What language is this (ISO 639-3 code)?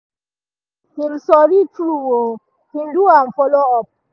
pcm